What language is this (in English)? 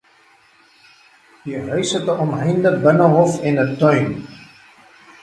Afrikaans